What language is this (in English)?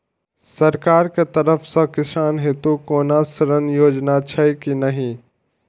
Maithili